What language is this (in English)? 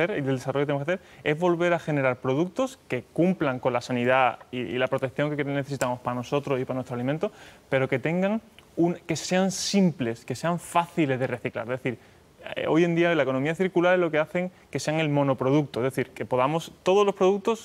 Spanish